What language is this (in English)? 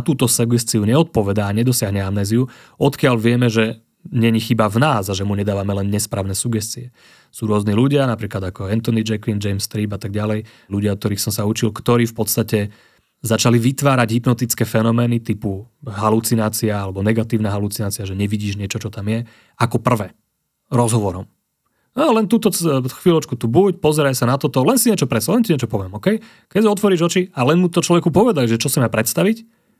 Slovak